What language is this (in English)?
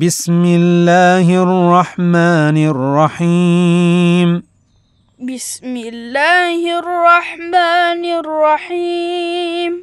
Arabic